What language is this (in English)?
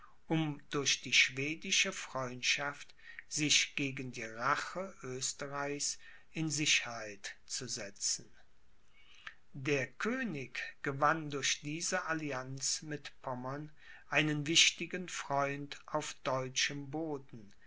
German